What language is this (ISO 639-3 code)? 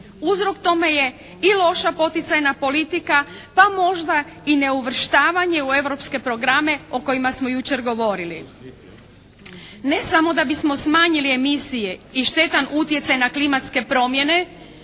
hrv